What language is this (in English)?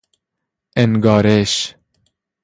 Persian